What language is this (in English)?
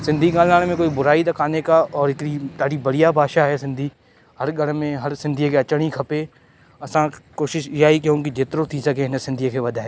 Sindhi